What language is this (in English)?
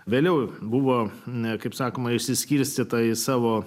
Lithuanian